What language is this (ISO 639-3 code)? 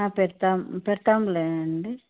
tel